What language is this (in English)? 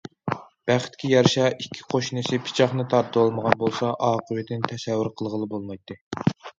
Uyghur